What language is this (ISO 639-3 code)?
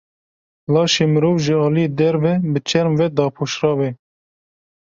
kur